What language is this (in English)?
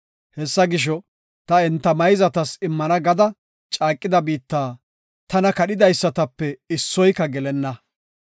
Gofa